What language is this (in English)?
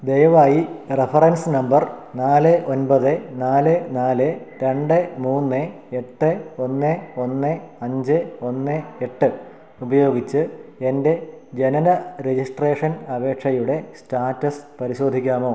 Malayalam